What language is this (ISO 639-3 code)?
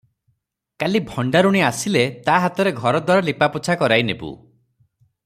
ori